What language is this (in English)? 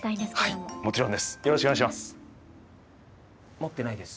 Japanese